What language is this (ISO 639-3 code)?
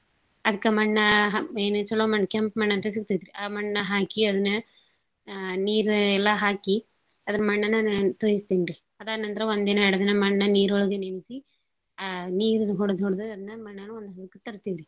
kan